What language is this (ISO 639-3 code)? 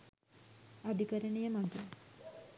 sin